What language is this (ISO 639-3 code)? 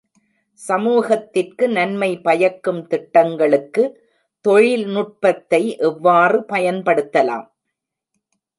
tam